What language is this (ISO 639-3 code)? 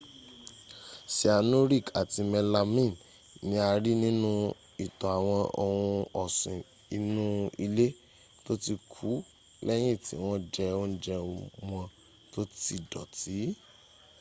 yor